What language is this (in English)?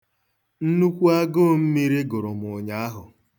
Igbo